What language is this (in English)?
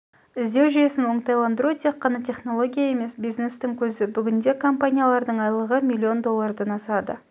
Kazakh